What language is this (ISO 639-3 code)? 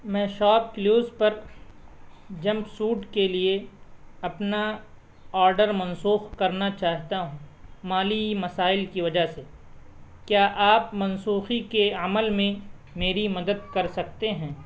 urd